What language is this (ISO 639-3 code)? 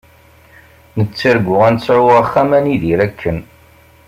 kab